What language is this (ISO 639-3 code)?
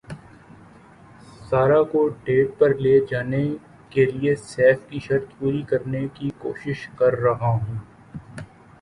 urd